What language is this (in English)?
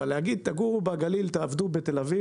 Hebrew